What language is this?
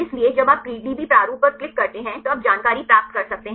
Hindi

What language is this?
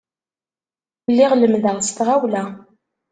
Kabyle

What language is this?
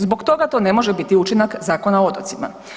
Croatian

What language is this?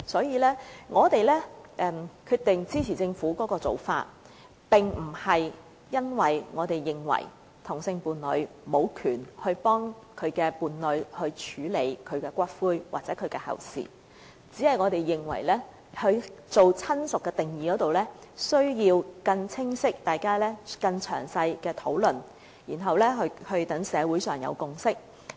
Cantonese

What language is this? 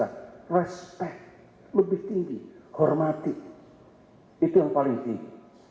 Indonesian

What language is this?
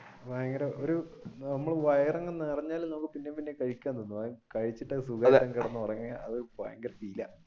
Malayalam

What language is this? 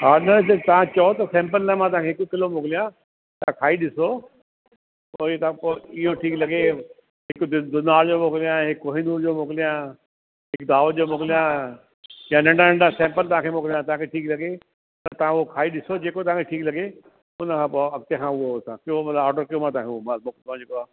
Sindhi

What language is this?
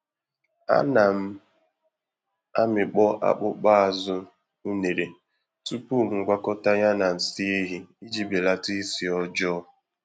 Igbo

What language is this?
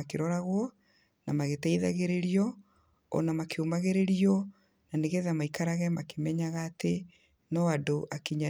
Kikuyu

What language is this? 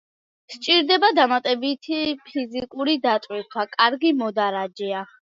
Georgian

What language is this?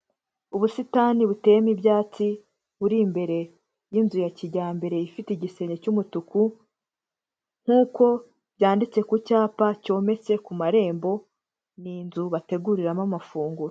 Kinyarwanda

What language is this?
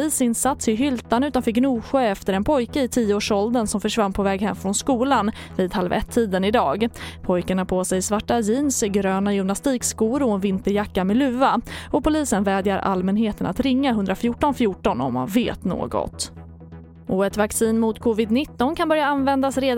Swedish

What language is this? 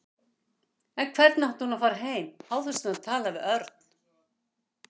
Icelandic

